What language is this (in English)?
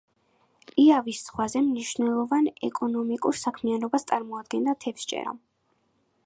Georgian